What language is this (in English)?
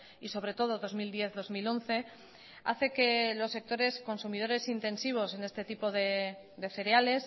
Spanish